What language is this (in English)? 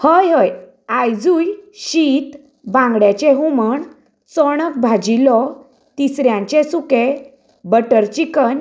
Konkani